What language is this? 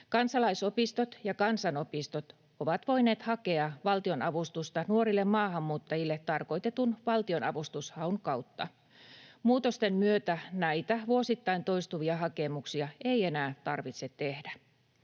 Finnish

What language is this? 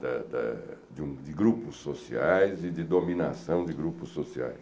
Portuguese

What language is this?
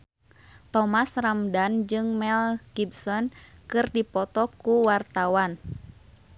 Sundanese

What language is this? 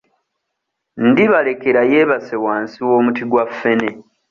Ganda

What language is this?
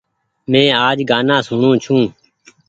Goaria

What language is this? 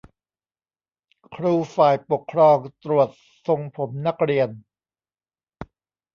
Thai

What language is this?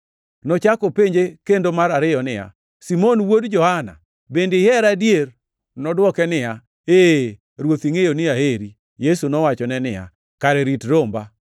Luo (Kenya and Tanzania)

